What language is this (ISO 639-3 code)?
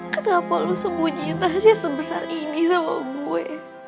ind